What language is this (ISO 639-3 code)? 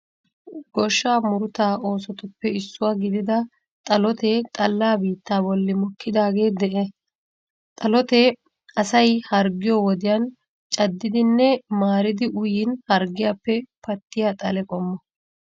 wal